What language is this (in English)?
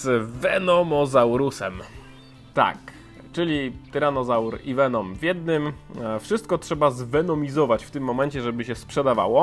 Polish